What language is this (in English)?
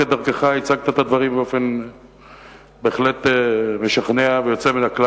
Hebrew